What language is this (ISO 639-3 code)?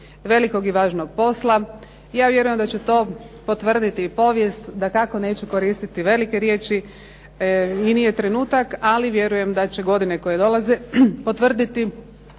hrv